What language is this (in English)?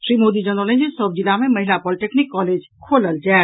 Maithili